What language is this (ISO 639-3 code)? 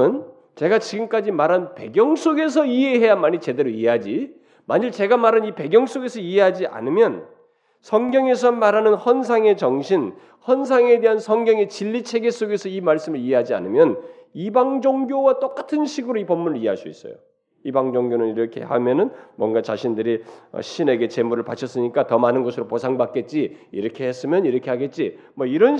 kor